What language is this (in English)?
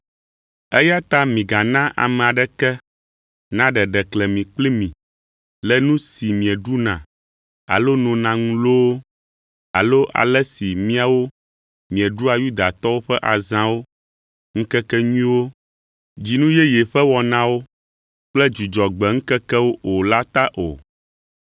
Ewe